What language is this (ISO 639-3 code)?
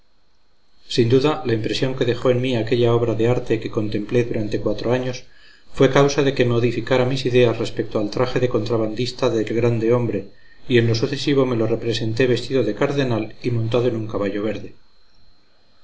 spa